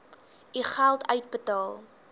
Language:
Afrikaans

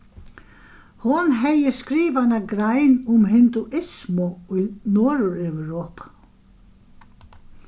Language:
Faroese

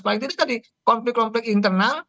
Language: Indonesian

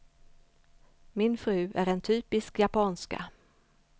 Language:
Swedish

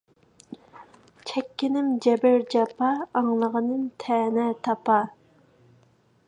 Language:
Uyghur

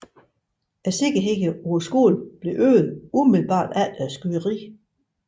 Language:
Danish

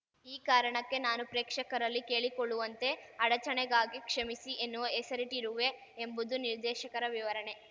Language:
Kannada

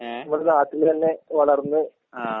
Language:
Malayalam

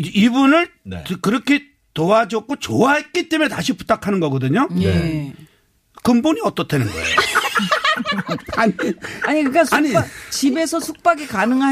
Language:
Korean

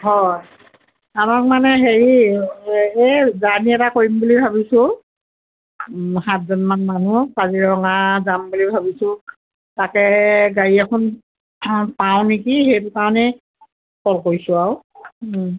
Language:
Assamese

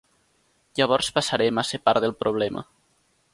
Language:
Catalan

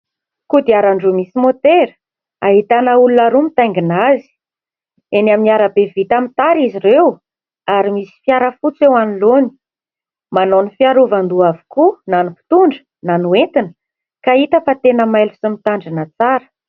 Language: Malagasy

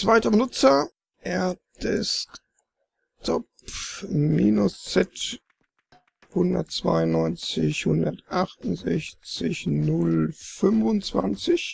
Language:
German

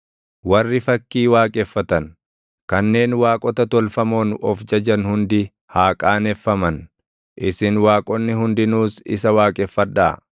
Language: Oromo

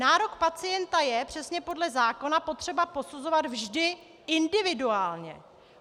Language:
Czech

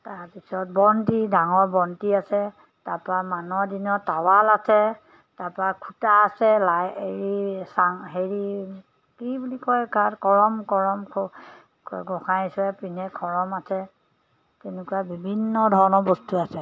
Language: Assamese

